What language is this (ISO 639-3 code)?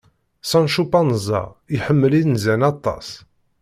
kab